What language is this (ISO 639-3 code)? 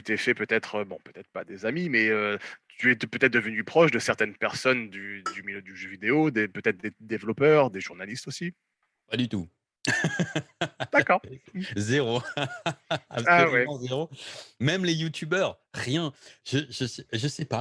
fra